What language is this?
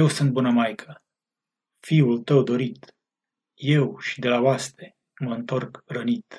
Romanian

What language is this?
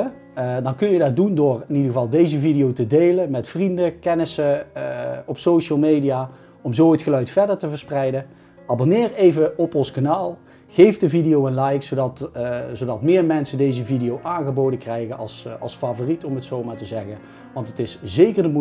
Dutch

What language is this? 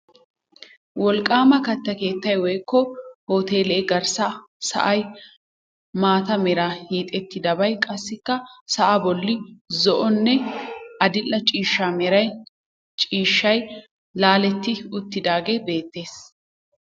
Wolaytta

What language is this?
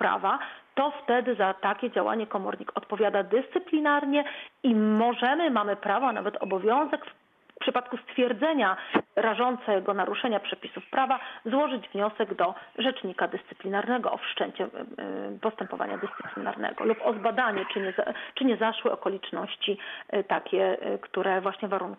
Polish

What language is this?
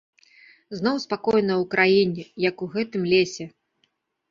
Belarusian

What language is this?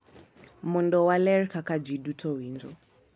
Luo (Kenya and Tanzania)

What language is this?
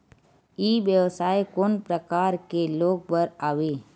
Chhattisgarhi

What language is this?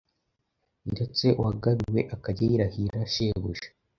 Kinyarwanda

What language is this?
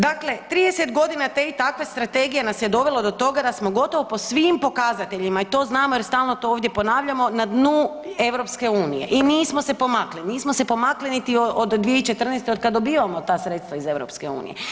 Croatian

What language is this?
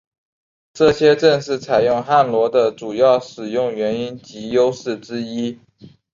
Chinese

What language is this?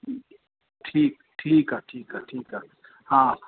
Sindhi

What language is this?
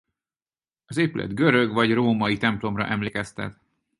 Hungarian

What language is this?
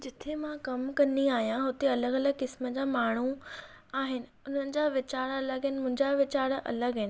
Sindhi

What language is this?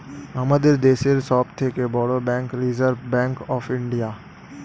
Bangla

